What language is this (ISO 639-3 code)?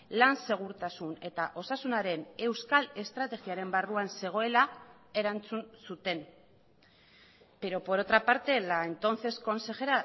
eus